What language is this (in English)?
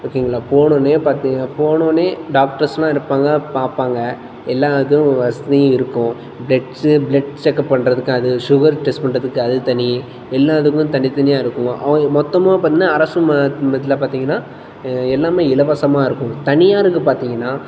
Tamil